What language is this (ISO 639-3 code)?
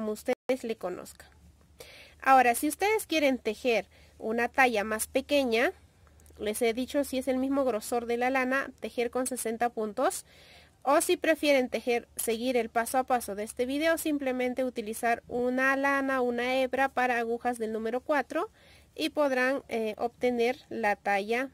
spa